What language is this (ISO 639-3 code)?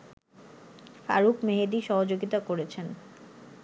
ben